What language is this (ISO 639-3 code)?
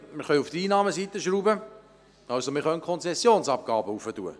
gsw